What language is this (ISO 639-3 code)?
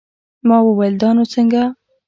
pus